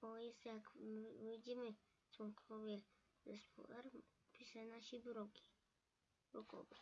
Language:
Polish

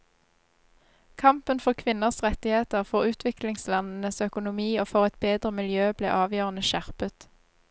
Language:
Norwegian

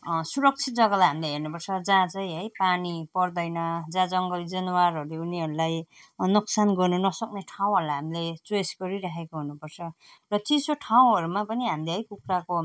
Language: Nepali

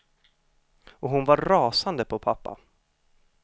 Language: Swedish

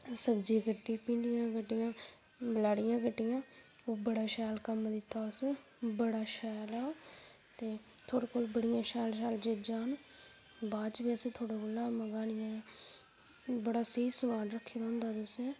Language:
Dogri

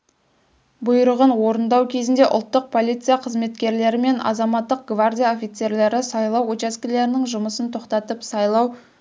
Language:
Kazakh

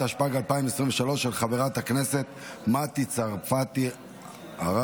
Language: Hebrew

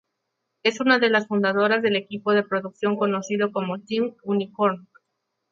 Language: Spanish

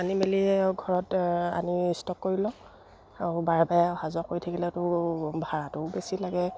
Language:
Assamese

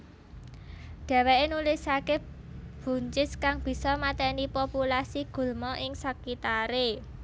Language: Javanese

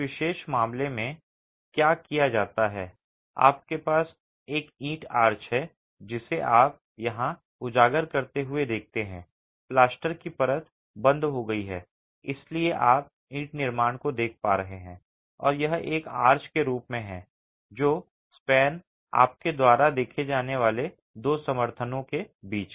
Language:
Hindi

